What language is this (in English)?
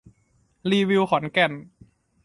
Thai